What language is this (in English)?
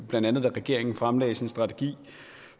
Danish